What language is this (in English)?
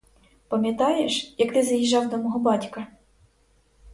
Ukrainian